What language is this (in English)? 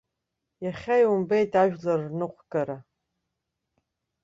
Abkhazian